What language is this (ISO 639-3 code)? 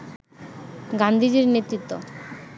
ben